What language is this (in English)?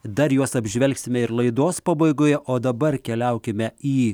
Lithuanian